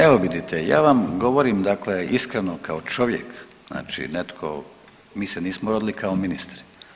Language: Croatian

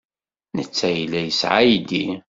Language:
Kabyle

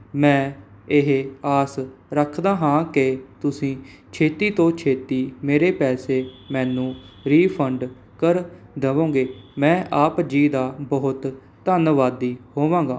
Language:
Punjabi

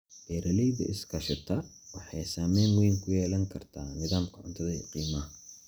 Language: Somali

